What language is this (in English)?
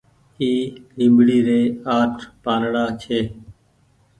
Goaria